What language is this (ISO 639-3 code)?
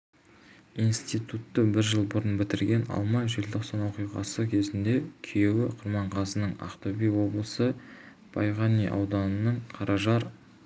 kaz